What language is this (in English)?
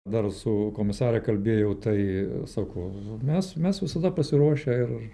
Lithuanian